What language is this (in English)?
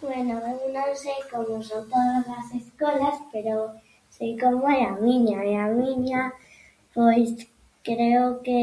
Galician